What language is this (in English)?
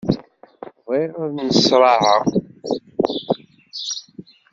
Kabyle